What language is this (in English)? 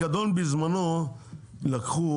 Hebrew